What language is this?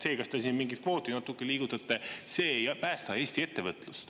Estonian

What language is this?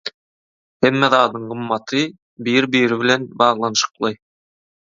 Turkmen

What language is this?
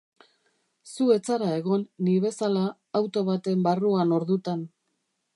Basque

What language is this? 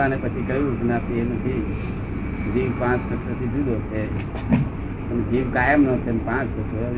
Gujarati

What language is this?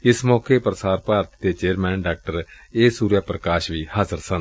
Punjabi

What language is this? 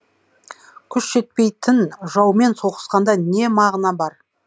Kazakh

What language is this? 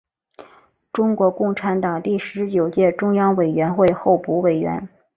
Chinese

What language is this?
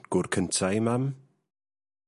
Welsh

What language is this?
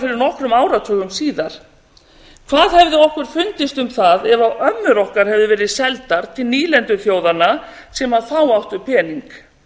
Icelandic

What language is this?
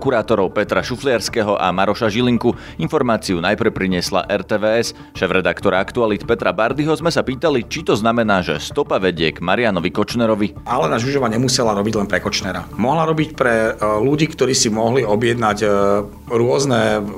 Slovak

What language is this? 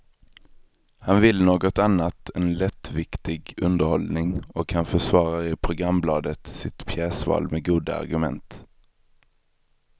Swedish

